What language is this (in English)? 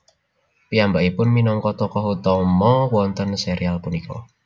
Javanese